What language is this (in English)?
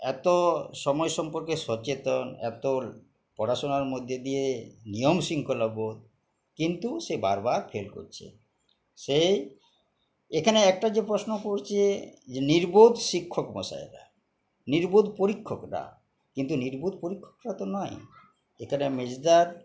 Bangla